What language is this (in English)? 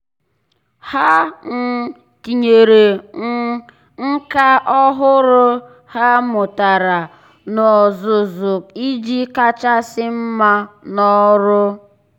Igbo